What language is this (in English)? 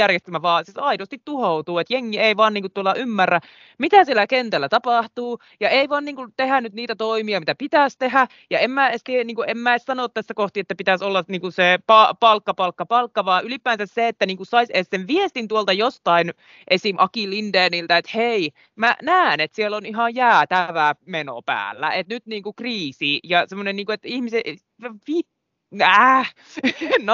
Finnish